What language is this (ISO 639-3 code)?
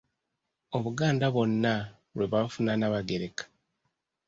lug